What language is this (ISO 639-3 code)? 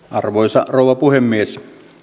fin